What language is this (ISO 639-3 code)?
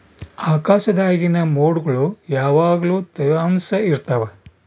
kan